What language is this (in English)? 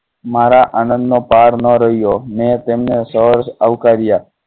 Gujarati